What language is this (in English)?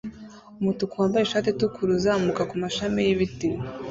Kinyarwanda